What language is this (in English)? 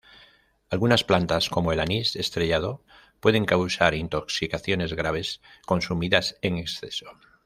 Spanish